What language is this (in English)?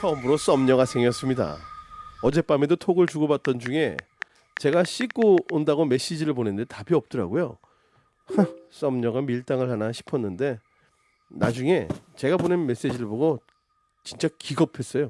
Korean